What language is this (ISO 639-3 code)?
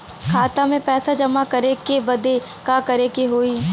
bho